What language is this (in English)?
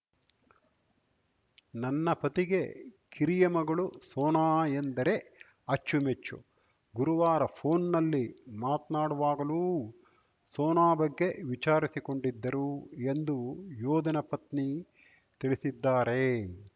Kannada